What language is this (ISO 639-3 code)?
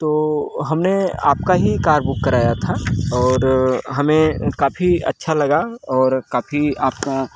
hin